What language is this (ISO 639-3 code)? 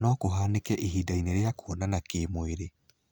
kik